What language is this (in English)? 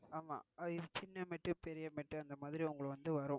Tamil